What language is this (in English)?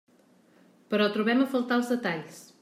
Catalan